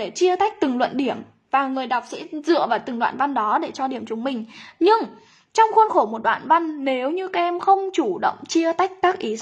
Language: Vietnamese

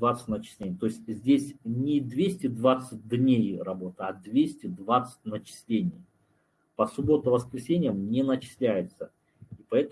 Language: Russian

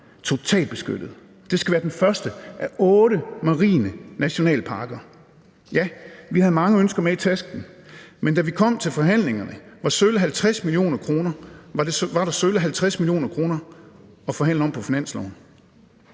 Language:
Danish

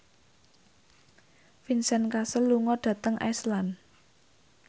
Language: Javanese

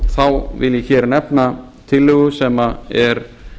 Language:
Icelandic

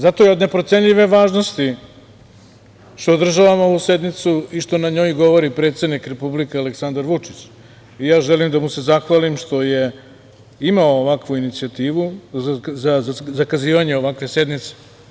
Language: Serbian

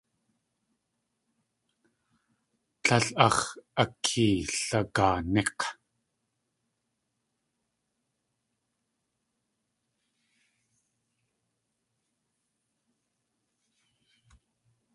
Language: Tlingit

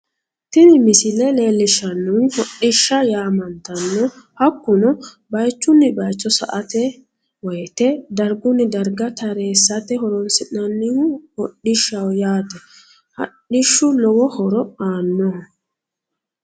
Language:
Sidamo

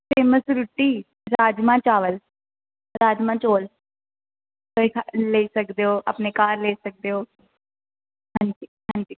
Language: Dogri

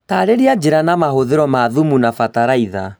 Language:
Kikuyu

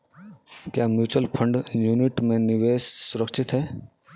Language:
Hindi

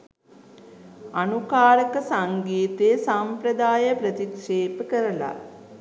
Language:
Sinhala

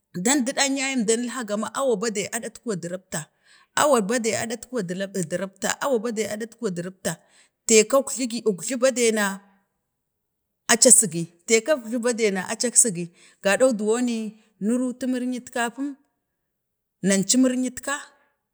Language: Bade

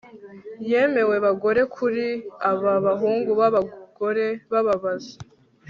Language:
Kinyarwanda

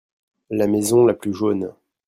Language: French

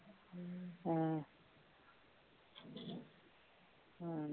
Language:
Punjabi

